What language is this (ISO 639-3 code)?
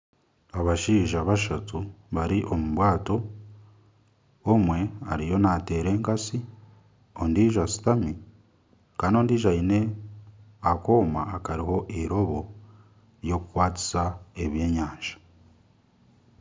nyn